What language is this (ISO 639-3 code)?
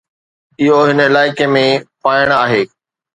snd